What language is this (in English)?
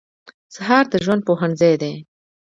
Pashto